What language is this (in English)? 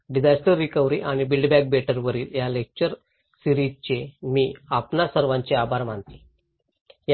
Marathi